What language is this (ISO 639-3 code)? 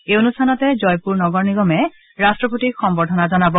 asm